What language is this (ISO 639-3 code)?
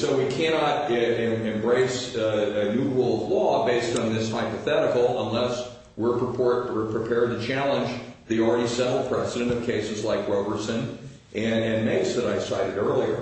eng